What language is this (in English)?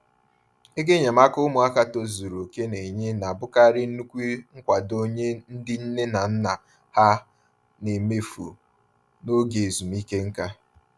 Igbo